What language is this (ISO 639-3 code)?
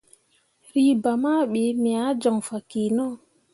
mua